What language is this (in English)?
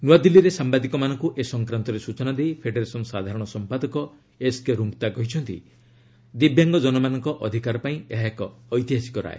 Odia